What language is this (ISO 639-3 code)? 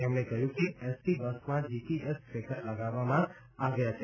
guj